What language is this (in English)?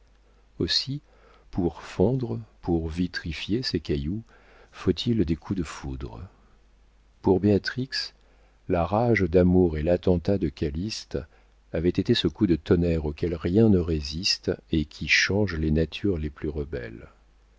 French